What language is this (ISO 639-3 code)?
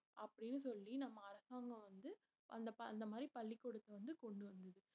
tam